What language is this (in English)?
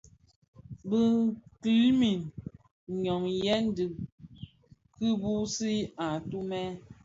Bafia